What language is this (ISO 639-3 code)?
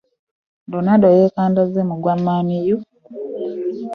lug